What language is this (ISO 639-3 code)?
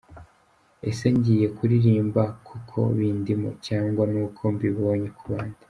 kin